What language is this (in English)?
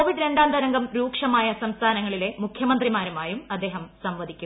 Malayalam